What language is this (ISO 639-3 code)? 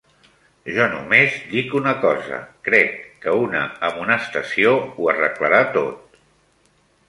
cat